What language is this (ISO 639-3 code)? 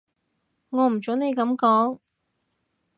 yue